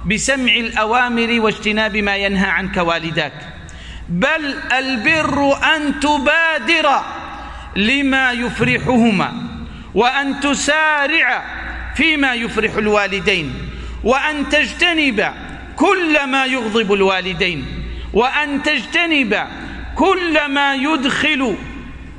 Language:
Arabic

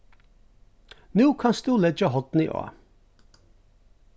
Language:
Faroese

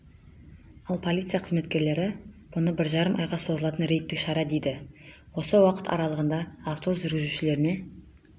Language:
Kazakh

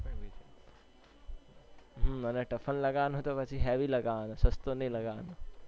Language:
Gujarati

